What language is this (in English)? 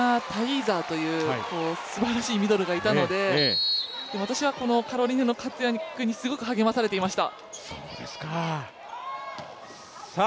Japanese